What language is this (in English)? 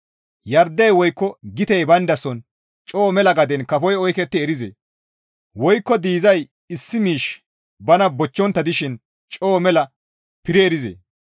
Gamo